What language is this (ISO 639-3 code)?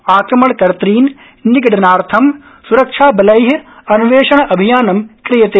san